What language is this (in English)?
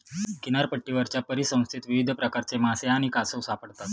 Marathi